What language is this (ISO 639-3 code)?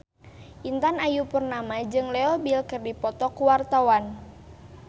sun